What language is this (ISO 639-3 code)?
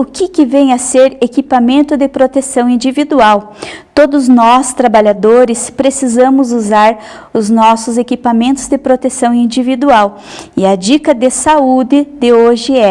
por